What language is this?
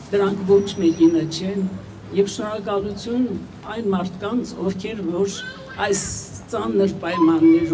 Turkish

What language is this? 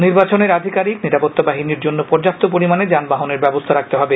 Bangla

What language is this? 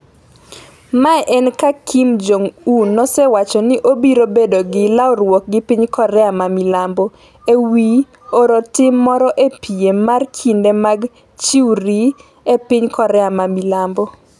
Luo (Kenya and Tanzania)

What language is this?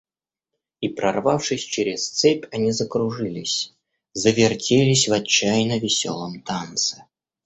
Russian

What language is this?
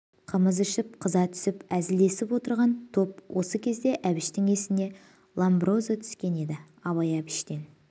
Kazakh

